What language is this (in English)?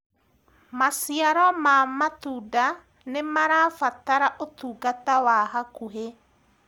Kikuyu